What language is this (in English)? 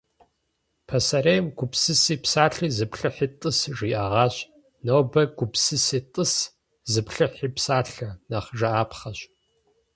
Kabardian